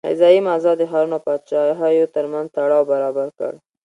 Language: Pashto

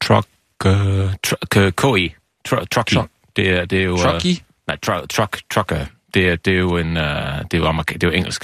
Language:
Danish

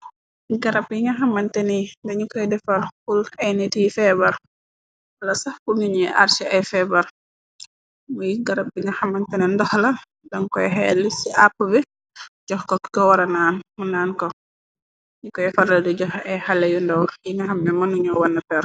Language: Wolof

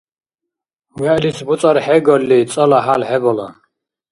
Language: Dargwa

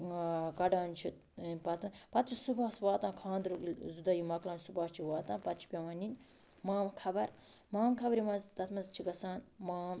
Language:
Kashmiri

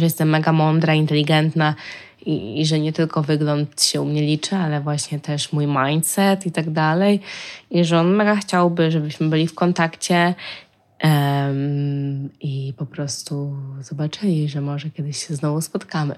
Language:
Polish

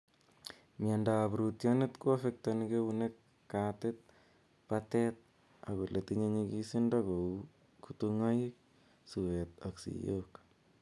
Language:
Kalenjin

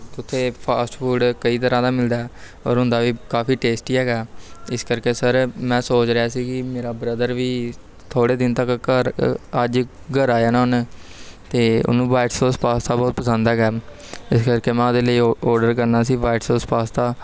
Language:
Punjabi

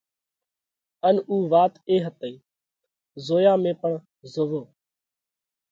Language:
Parkari Koli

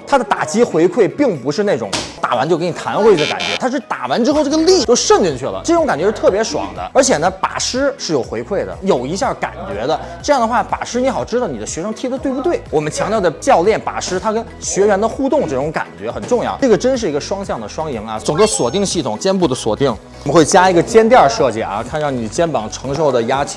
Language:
Chinese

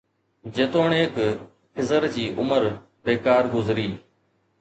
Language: Sindhi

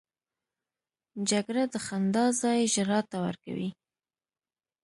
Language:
Pashto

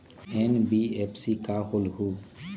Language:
Magahi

